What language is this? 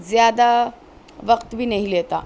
Urdu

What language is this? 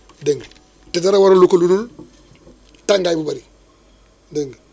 Wolof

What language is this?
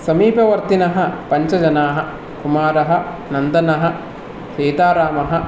Sanskrit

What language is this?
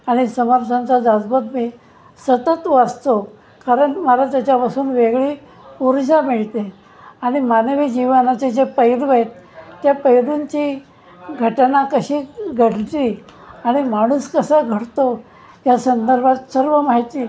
Marathi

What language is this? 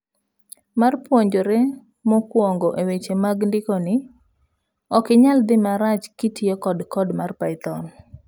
Luo (Kenya and Tanzania)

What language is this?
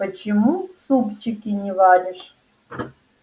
Russian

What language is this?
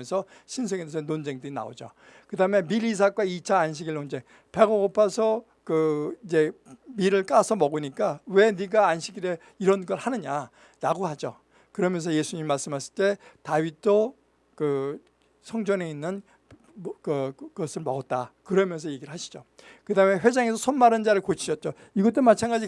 Korean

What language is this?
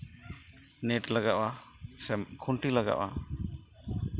Santali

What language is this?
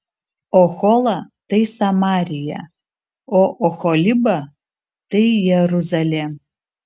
Lithuanian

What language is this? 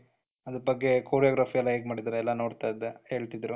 Kannada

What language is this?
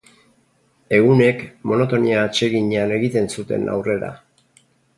Basque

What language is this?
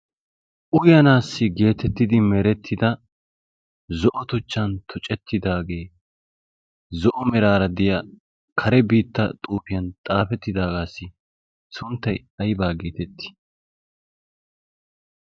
Wolaytta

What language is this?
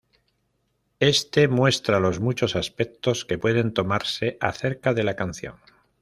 Spanish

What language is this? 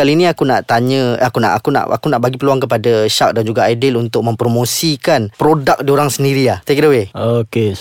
Malay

